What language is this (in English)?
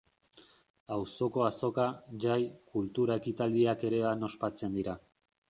Basque